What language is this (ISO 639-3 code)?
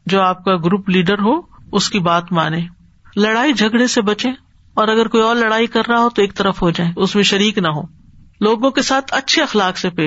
urd